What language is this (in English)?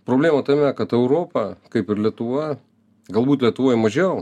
Lithuanian